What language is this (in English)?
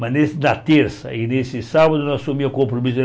Portuguese